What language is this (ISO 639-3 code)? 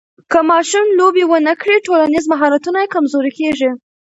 pus